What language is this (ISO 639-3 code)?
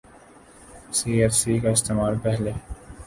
urd